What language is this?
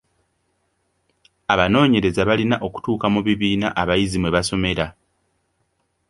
Ganda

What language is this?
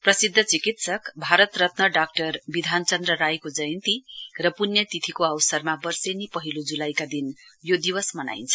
Nepali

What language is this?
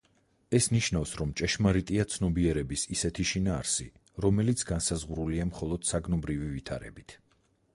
Georgian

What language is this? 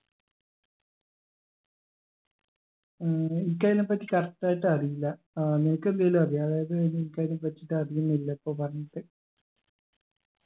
Malayalam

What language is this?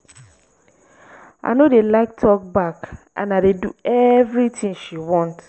Nigerian Pidgin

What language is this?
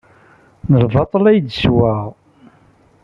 Kabyle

